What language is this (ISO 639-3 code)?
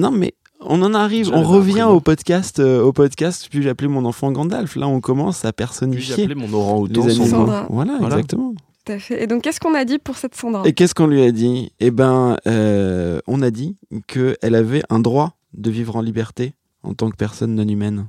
fra